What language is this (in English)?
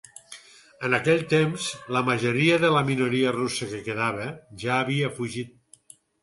Catalan